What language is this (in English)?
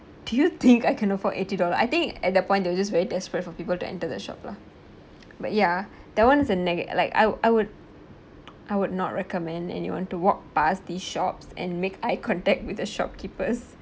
English